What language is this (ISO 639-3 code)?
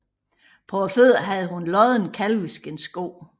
dan